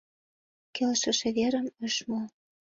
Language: Mari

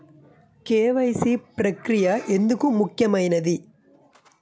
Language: Telugu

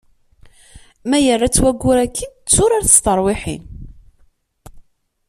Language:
Kabyle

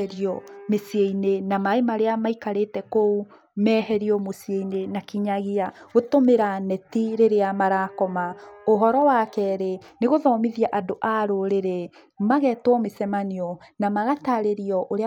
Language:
Kikuyu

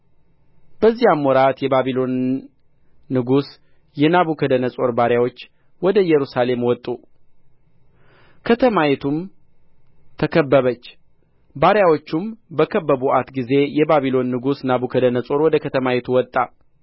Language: Amharic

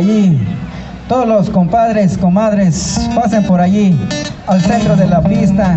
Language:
Spanish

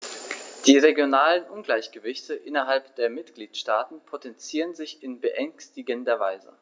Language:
German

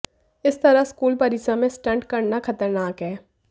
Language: Hindi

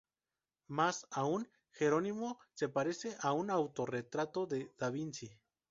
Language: Spanish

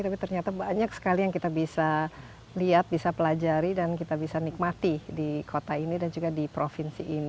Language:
Indonesian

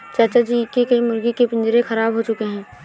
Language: Hindi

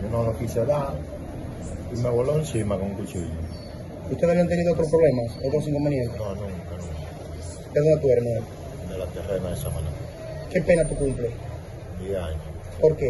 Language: Spanish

